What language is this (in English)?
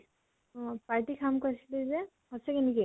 Assamese